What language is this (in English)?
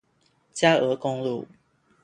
Chinese